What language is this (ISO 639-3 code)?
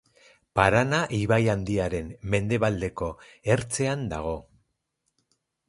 eus